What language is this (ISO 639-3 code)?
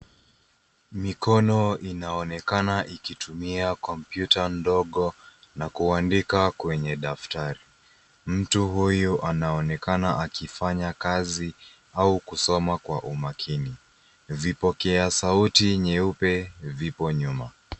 swa